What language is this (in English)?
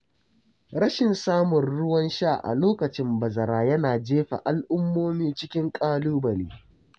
Hausa